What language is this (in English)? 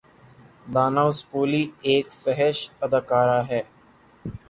Urdu